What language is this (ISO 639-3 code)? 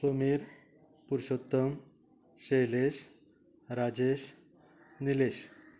kok